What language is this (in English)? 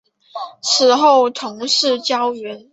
Chinese